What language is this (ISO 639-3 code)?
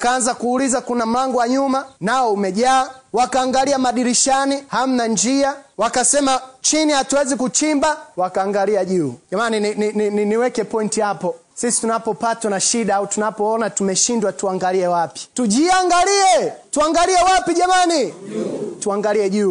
swa